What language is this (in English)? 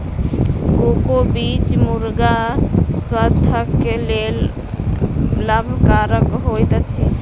Maithili